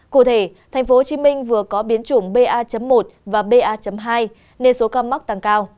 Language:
Vietnamese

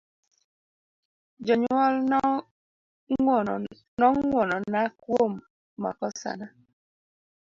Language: Luo (Kenya and Tanzania)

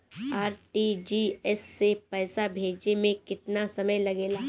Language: Bhojpuri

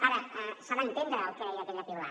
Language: Catalan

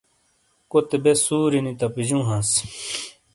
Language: Shina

